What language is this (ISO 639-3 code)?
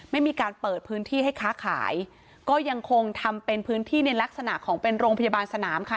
tha